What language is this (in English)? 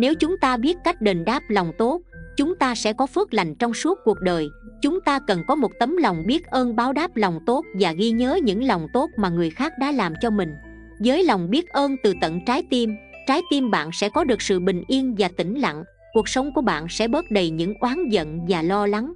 Vietnamese